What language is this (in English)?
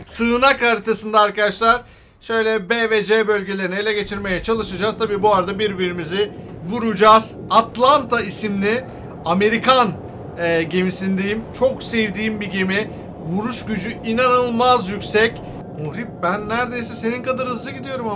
Turkish